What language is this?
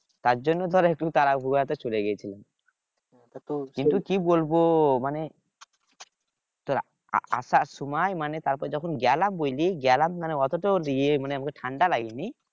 Bangla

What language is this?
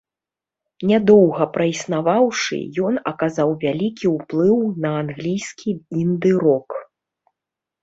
Belarusian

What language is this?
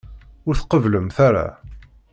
Kabyle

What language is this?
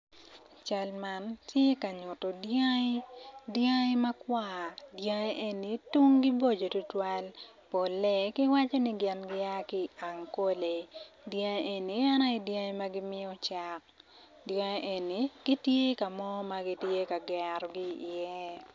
Acoli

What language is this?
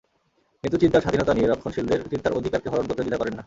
Bangla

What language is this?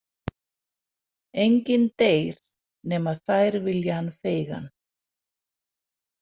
Icelandic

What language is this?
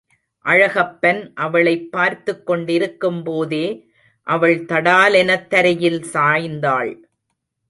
Tamil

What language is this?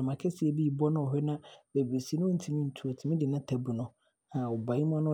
Abron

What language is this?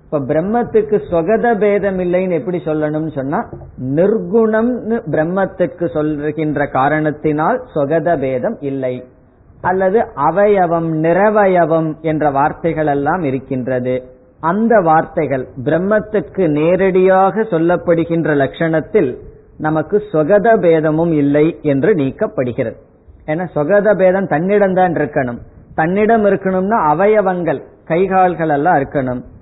Tamil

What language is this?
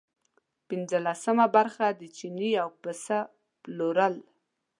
Pashto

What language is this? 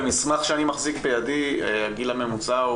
Hebrew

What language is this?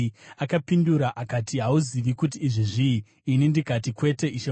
Shona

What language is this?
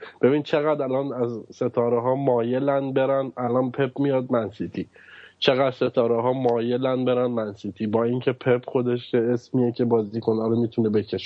Persian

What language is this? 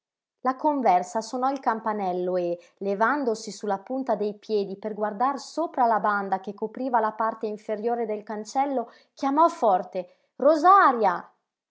Italian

